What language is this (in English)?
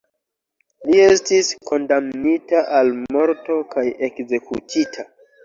Esperanto